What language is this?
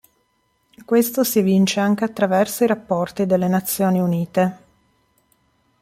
Italian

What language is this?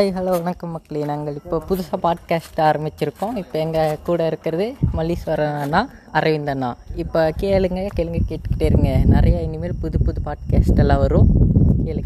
Tamil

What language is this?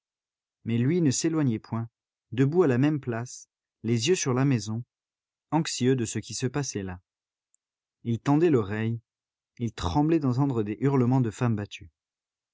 French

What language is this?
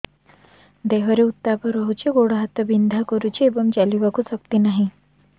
Odia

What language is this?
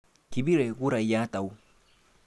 Kalenjin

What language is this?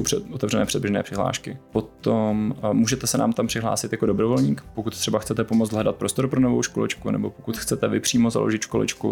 Czech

